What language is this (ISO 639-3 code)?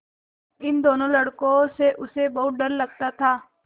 hin